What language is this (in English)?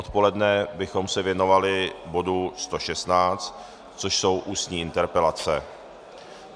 Czech